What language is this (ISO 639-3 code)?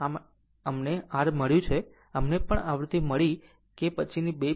guj